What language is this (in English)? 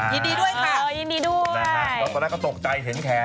Thai